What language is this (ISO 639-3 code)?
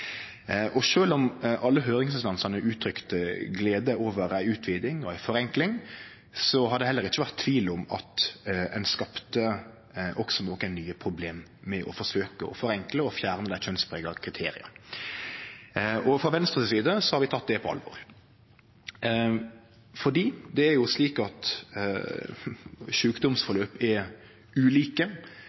nno